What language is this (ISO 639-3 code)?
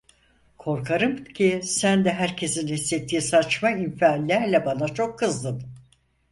tur